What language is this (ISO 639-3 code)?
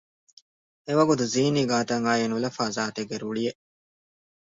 div